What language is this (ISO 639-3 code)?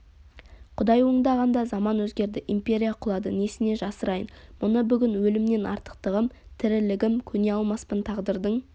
kaz